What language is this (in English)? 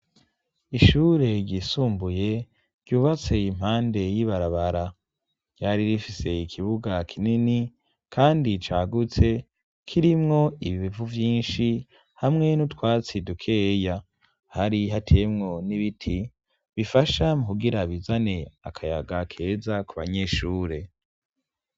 Rundi